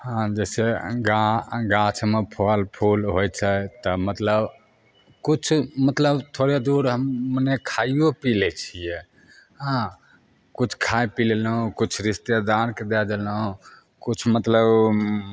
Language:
Maithili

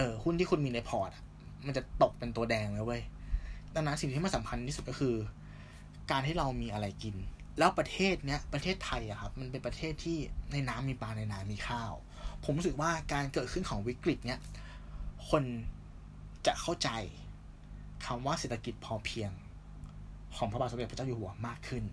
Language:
Thai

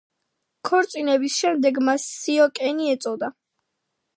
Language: Georgian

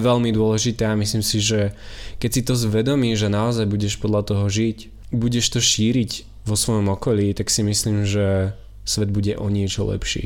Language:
Slovak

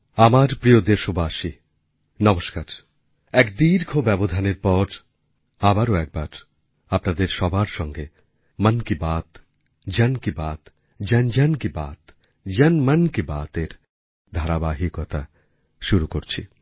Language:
Bangla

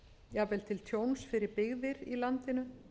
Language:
Icelandic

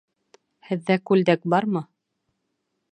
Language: Bashkir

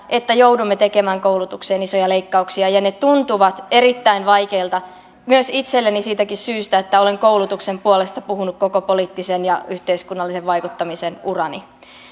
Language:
Finnish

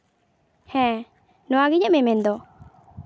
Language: Santali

